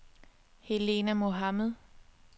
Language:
Danish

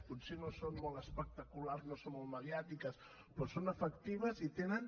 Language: Catalan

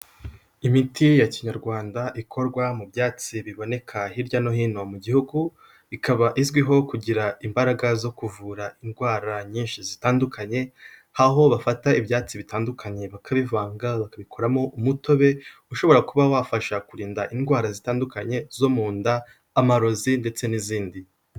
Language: Kinyarwanda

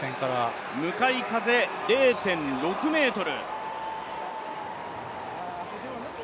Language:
Japanese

